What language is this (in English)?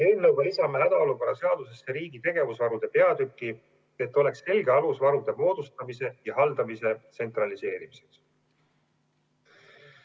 Estonian